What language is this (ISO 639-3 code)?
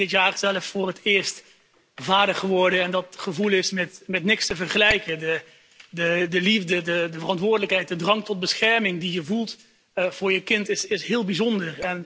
nld